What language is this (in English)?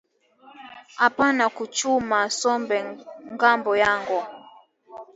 Swahili